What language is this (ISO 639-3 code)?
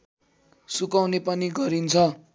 nep